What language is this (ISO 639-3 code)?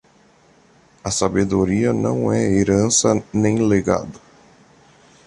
por